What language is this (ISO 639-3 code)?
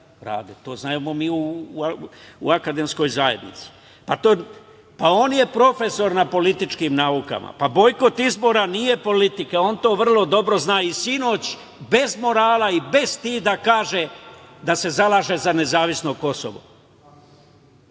srp